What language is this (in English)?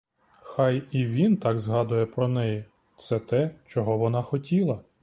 Ukrainian